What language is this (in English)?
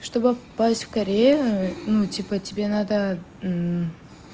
Russian